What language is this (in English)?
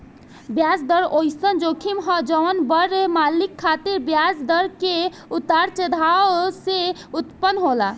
Bhojpuri